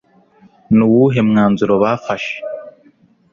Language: Kinyarwanda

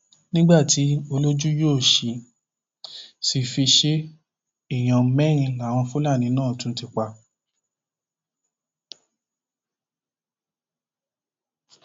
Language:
Yoruba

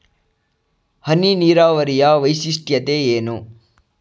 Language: Kannada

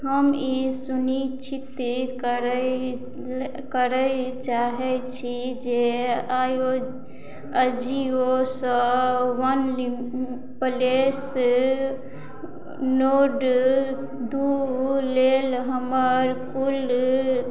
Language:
Maithili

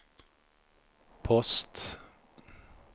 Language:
Swedish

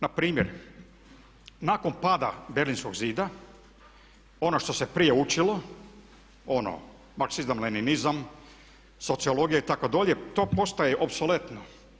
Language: Croatian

